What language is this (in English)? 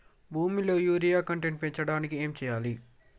Telugu